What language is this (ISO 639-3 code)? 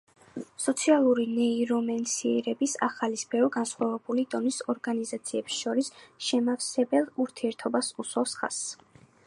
kat